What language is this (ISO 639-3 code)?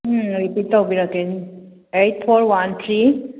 mni